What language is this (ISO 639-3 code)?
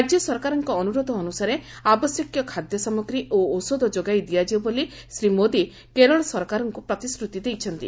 ori